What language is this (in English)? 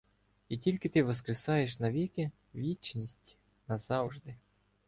Ukrainian